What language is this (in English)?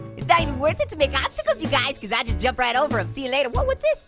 English